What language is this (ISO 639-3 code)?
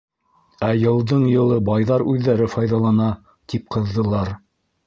bak